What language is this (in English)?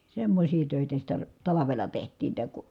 Finnish